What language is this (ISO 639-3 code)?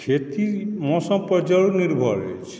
mai